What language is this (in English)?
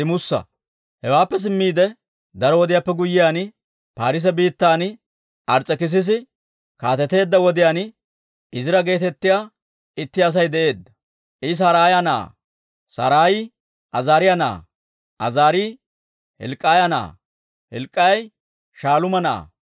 Dawro